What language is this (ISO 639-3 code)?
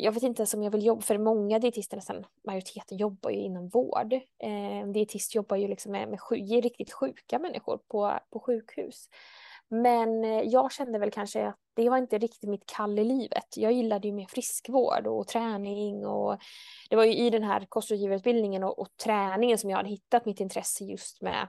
swe